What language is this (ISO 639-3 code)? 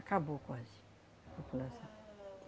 por